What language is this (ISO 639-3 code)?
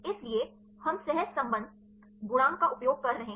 hin